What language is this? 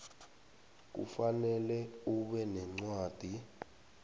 South Ndebele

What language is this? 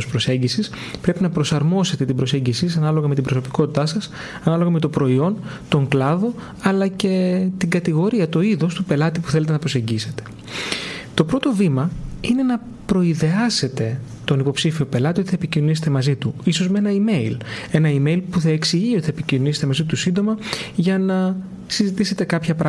Greek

